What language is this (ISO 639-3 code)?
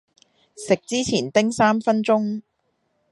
yue